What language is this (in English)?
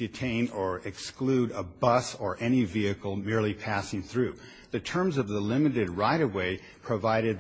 English